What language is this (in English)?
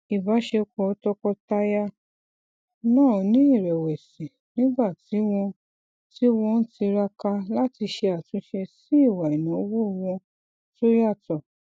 Yoruba